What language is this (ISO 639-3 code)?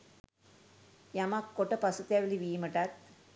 sin